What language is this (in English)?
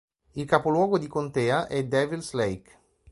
Italian